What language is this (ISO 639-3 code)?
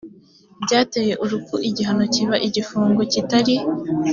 kin